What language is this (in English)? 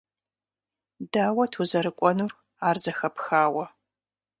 Kabardian